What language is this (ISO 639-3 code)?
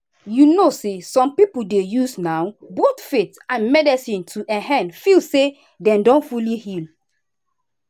pcm